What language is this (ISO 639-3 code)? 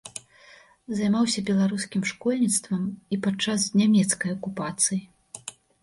bel